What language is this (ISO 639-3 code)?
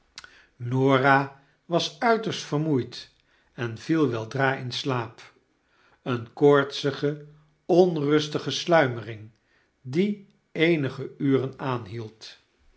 nld